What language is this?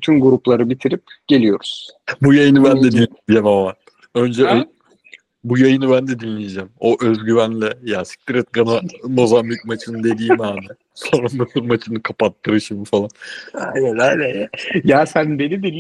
Turkish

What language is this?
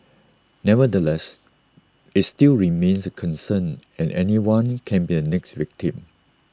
English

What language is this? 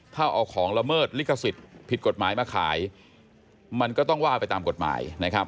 Thai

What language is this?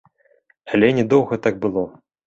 Belarusian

